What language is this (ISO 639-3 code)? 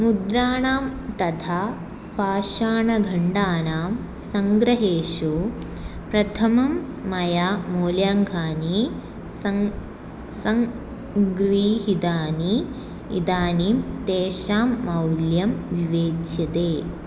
san